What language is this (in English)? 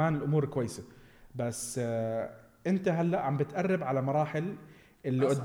Arabic